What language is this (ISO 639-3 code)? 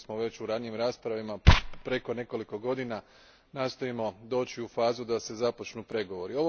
hrv